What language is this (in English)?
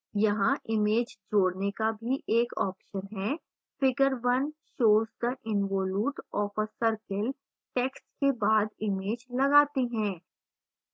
Hindi